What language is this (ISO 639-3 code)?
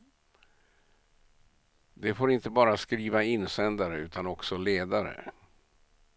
swe